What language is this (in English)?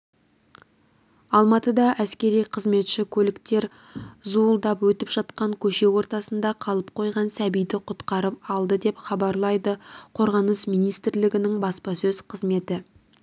Kazakh